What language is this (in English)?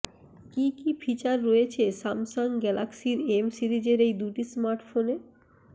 Bangla